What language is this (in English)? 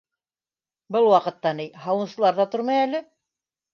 Bashkir